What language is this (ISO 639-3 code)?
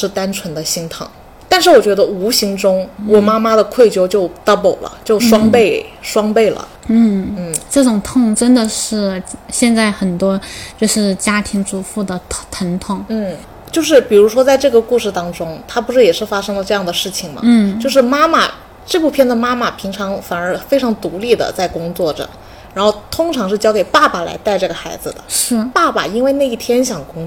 zho